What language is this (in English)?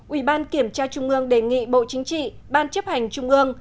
Vietnamese